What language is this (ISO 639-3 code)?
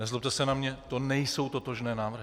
ces